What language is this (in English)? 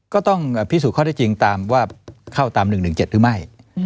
Thai